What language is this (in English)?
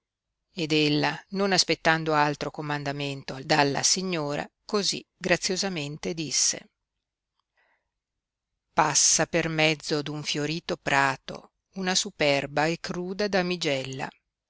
Italian